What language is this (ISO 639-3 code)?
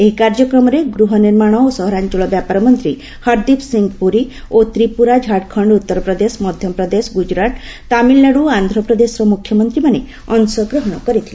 ori